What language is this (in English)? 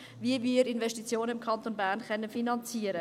Swiss German